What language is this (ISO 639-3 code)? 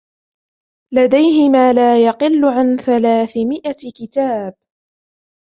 ara